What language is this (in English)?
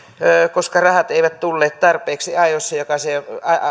Finnish